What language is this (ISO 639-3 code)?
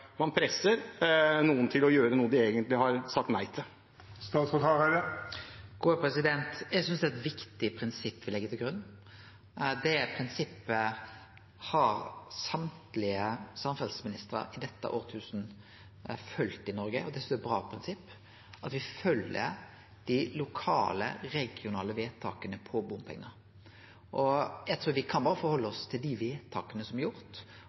nor